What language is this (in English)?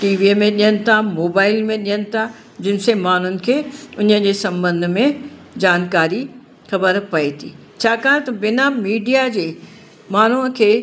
Sindhi